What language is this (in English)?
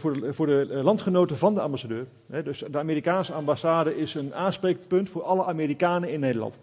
Dutch